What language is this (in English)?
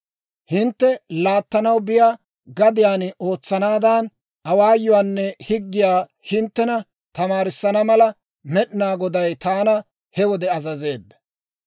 Dawro